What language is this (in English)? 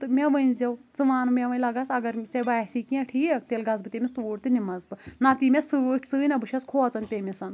Kashmiri